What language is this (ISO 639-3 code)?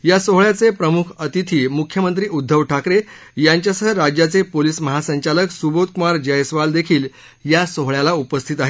mar